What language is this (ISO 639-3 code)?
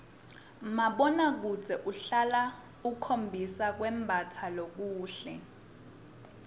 ssw